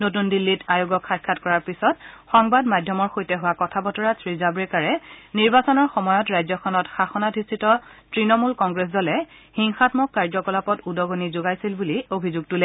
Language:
Assamese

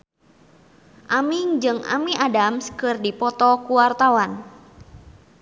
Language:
Sundanese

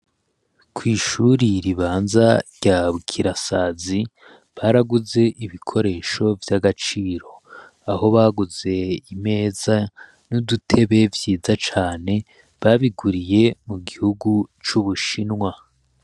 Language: Rundi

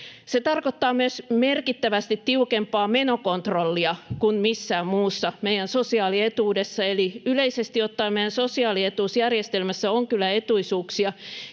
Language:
Finnish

